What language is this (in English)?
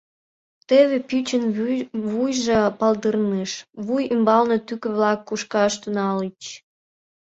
Mari